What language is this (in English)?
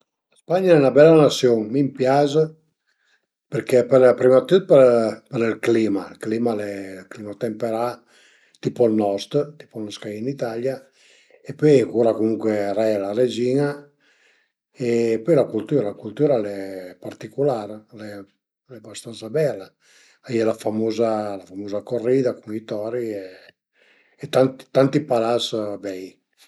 Piedmontese